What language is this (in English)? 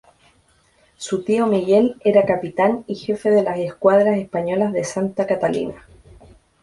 Spanish